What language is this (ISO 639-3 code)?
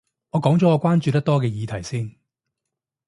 yue